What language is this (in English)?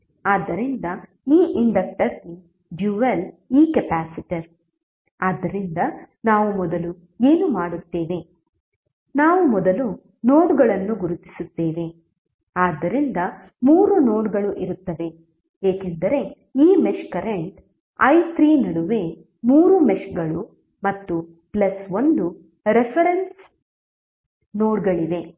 Kannada